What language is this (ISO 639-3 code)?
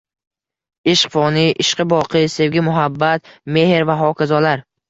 uzb